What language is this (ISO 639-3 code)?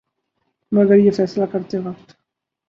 urd